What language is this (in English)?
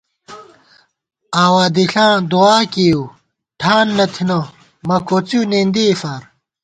Gawar-Bati